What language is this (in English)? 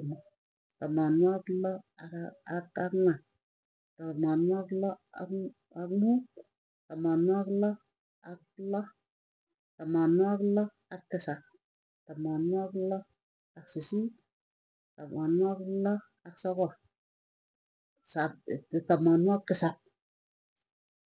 Tugen